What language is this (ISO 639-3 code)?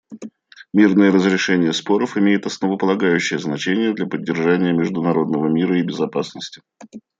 rus